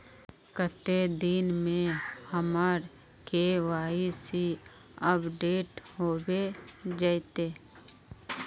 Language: Magahi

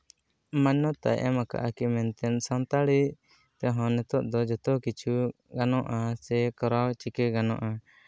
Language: Santali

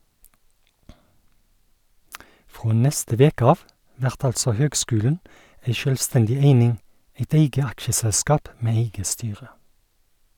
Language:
Norwegian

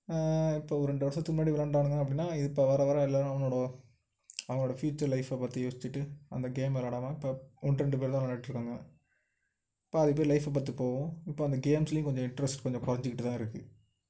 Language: Tamil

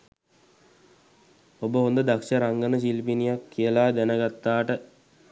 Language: Sinhala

